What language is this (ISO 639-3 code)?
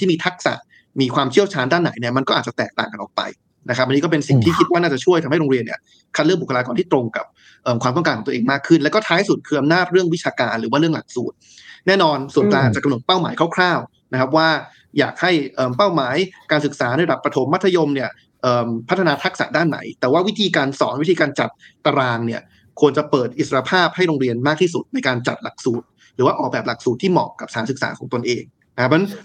tha